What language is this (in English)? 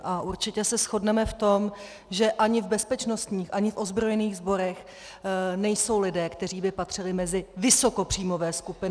Czech